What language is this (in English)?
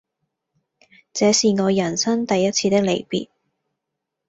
Cantonese